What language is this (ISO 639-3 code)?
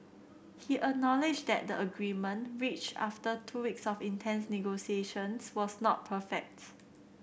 eng